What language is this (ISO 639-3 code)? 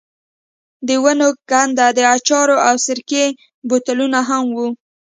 pus